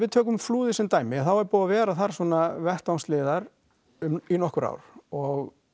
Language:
Icelandic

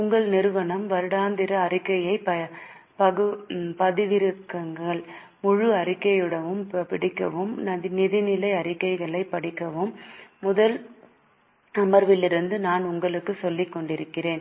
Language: Tamil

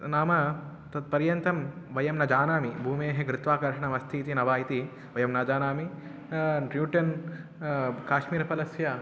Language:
Sanskrit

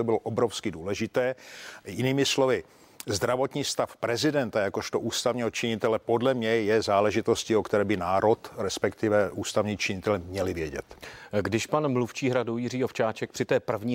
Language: Czech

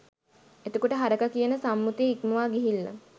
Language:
Sinhala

